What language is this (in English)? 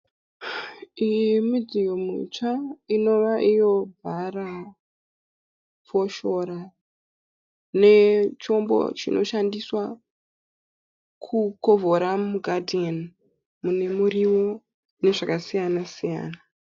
Shona